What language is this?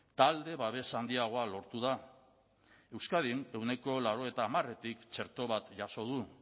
Basque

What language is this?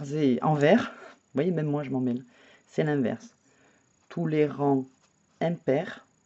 French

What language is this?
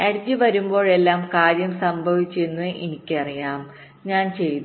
Malayalam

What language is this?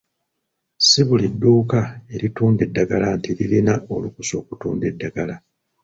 Ganda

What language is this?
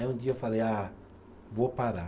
Portuguese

